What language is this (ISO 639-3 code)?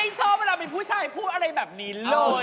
tha